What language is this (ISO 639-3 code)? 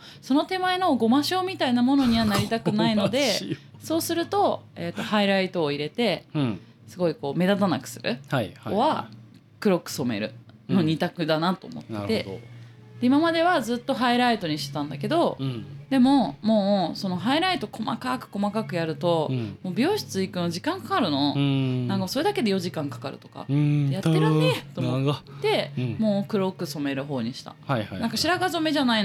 jpn